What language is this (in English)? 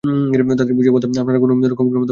Bangla